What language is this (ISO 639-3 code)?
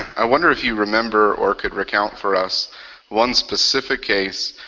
eng